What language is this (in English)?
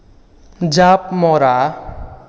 Assamese